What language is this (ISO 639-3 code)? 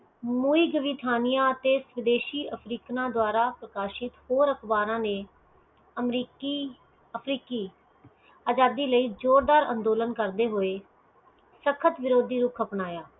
pan